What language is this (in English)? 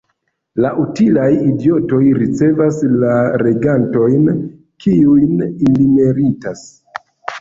Esperanto